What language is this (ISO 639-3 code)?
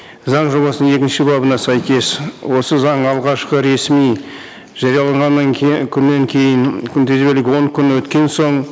kaz